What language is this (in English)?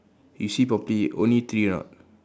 English